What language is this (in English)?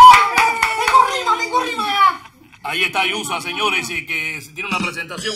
Spanish